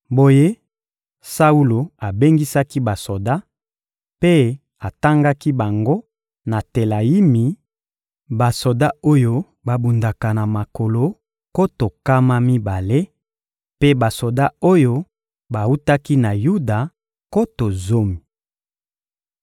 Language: Lingala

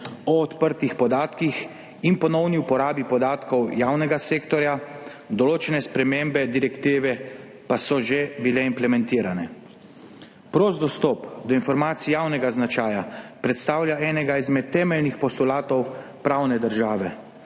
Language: Slovenian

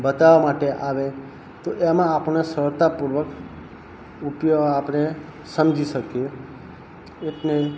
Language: Gujarati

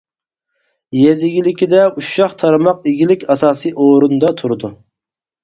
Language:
Uyghur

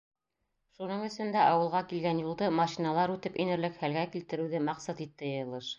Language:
Bashkir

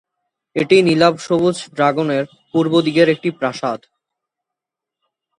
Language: Bangla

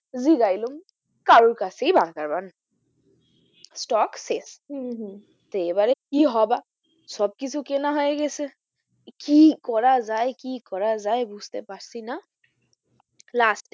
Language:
Bangla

